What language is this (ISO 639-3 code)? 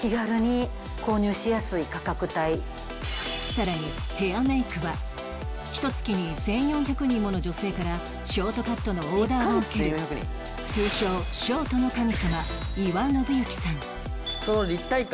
jpn